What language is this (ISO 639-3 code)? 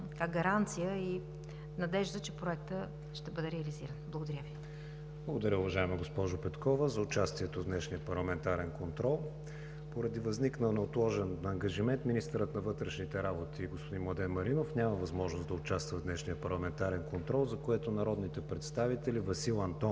bul